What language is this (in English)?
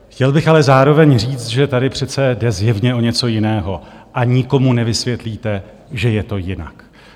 Czech